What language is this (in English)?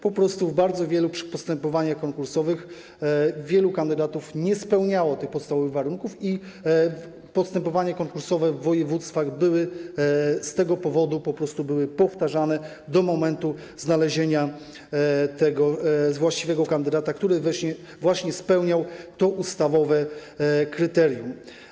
Polish